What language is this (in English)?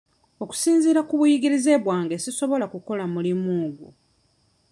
Ganda